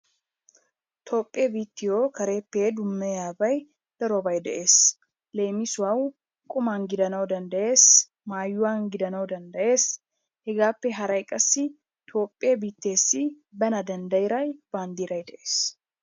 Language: Wolaytta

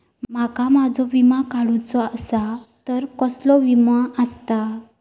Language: Marathi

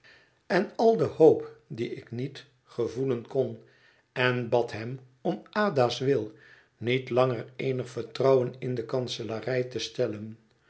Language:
Dutch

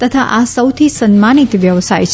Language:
Gujarati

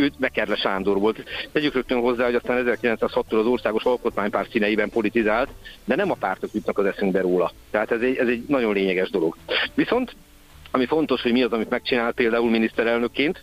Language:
Hungarian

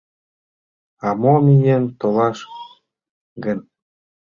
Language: Mari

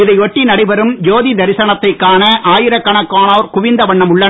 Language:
Tamil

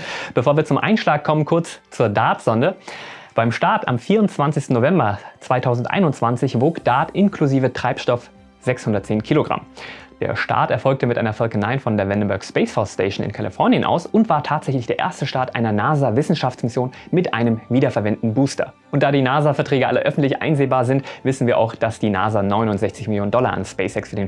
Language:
German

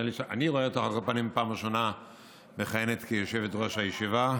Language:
Hebrew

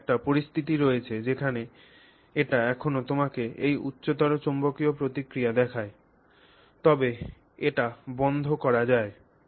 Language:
Bangla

